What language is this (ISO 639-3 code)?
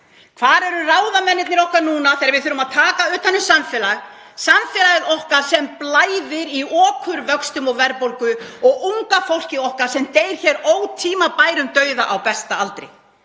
isl